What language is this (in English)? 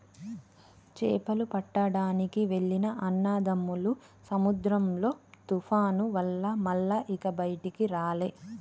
Telugu